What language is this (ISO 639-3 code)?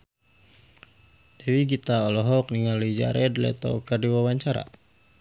sun